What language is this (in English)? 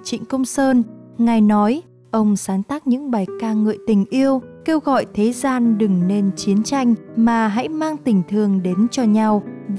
Vietnamese